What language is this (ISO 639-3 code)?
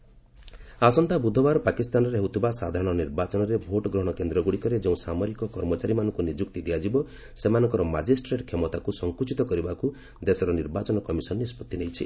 ori